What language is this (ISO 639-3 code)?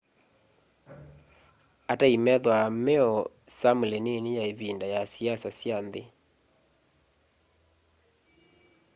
kam